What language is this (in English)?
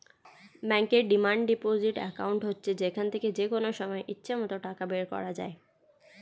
Bangla